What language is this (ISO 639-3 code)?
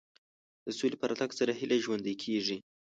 pus